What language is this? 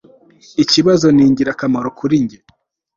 Kinyarwanda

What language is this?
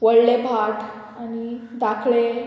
Konkani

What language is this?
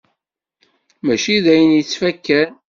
Kabyle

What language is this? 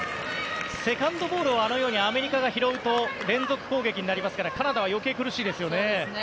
Japanese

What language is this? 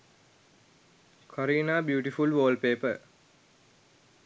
Sinhala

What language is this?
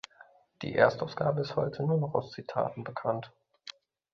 German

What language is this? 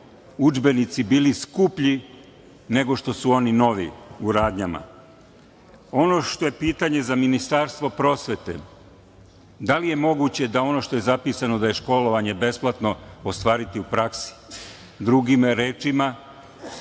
Serbian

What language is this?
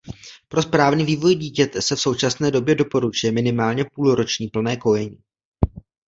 Czech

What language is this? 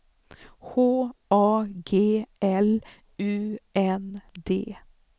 Swedish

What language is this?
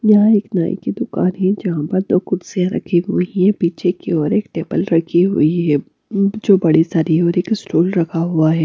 Hindi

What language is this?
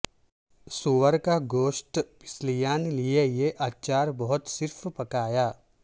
Urdu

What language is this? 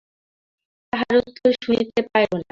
Bangla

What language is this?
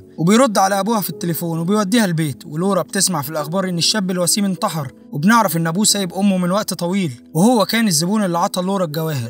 Arabic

